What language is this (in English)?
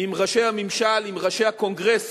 Hebrew